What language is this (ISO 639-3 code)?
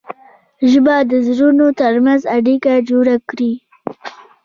pus